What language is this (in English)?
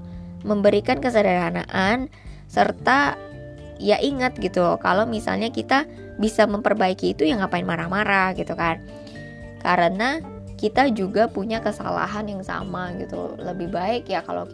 Indonesian